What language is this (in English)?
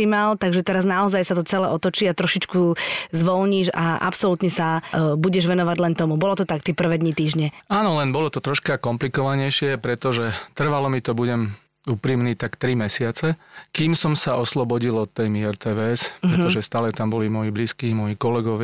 Slovak